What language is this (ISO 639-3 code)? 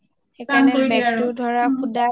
asm